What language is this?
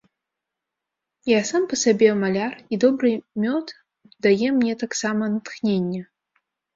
Belarusian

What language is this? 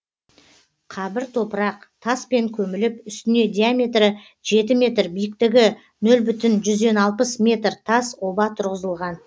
Kazakh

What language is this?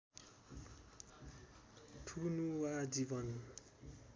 Nepali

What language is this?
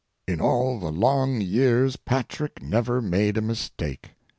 English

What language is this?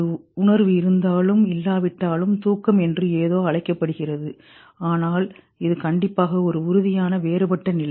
Tamil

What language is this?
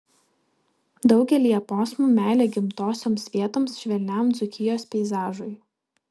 Lithuanian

